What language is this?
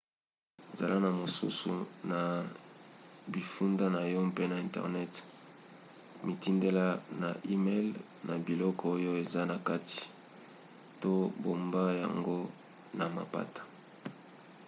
Lingala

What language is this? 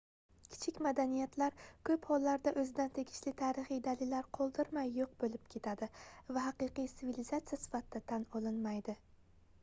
Uzbek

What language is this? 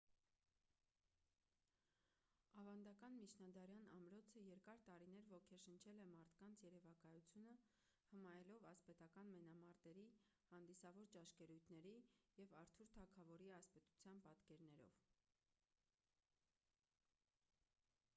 Armenian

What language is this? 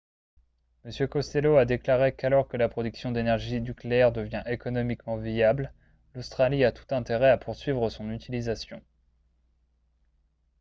French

